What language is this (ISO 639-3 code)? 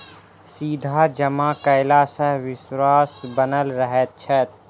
mai